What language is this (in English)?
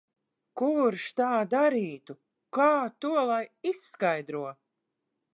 Latvian